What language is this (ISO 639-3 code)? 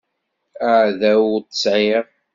kab